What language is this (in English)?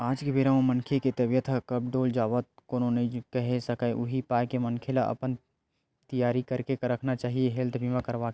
Chhattisgarhi